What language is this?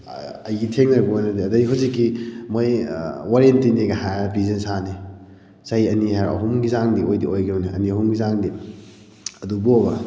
Manipuri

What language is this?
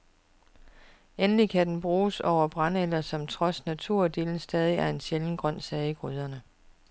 Danish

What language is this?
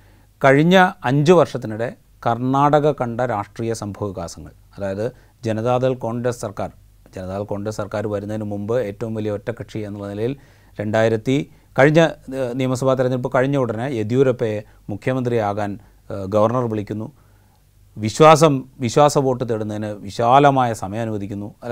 Malayalam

